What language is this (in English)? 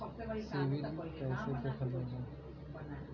Bhojpuri